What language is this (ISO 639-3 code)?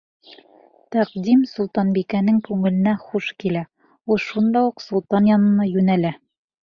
bak